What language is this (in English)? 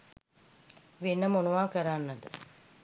Sinhala